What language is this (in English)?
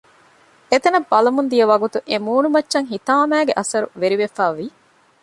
Divehi